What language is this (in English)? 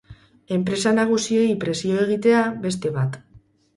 Basque